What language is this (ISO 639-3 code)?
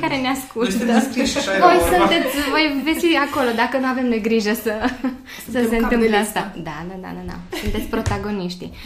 ron